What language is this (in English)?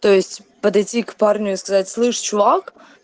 Russian